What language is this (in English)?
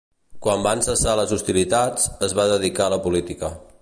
Catalan